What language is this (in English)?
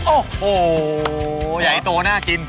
Thai